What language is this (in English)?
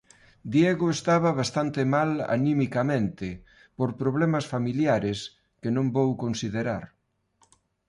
Galician